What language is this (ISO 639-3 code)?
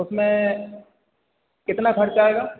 hin